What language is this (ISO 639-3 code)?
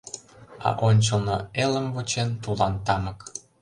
chm